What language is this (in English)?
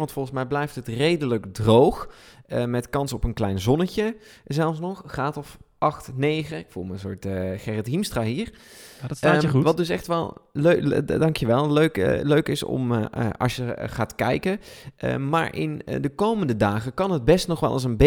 Dutch